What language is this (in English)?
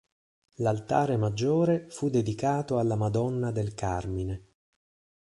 Italian